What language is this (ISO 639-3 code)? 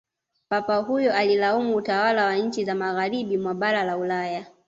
swa